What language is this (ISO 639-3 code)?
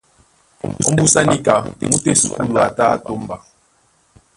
dua